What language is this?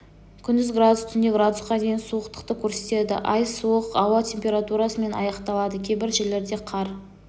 Kazakh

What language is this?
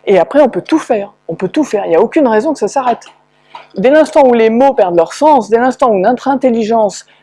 French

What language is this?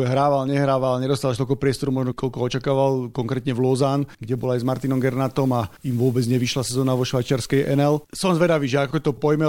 Slovak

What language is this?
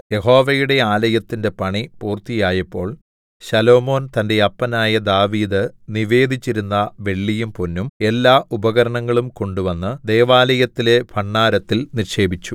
Malayalam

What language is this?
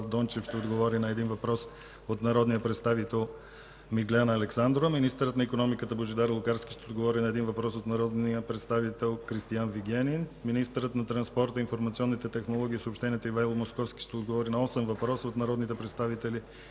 Bulgarian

